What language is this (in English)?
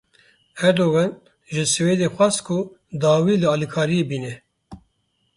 Kurdish